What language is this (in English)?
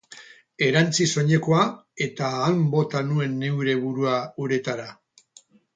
Basque